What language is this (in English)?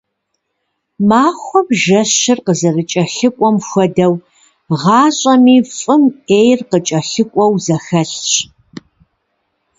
Kabardian